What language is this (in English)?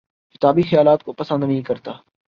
Urdu